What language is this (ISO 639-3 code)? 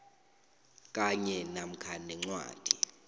nbl